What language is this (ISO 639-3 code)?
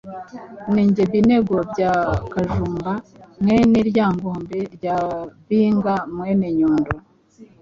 kin